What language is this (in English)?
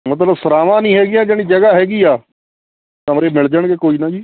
Punjabi